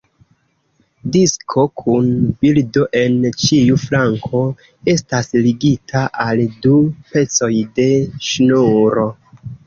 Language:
Esperanto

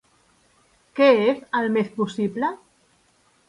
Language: Catalan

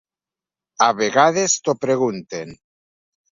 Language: Catalan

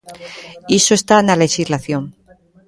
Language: Galician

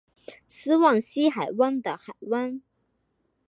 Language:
Chinese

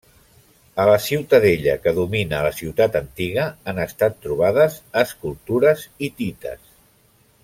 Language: Catalan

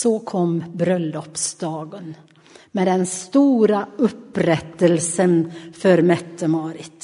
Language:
Swedish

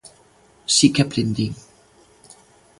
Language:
Galician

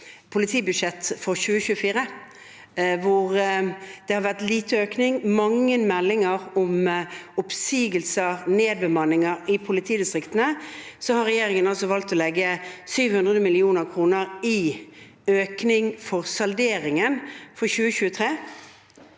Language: Norwegian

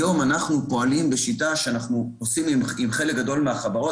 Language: Hebrew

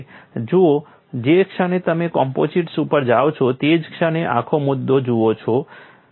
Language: Gujarati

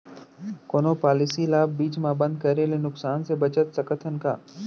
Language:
Chhattisgarhi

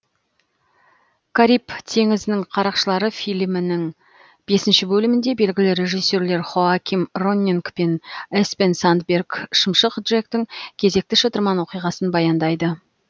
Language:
Kazakh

